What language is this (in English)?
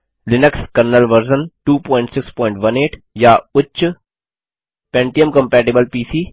Hindi